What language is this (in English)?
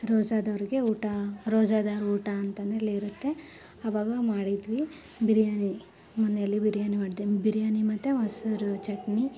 Kannada